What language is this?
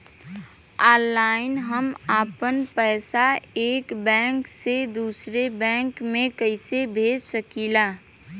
Bhojpuri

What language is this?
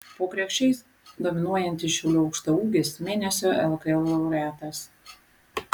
Lithuanian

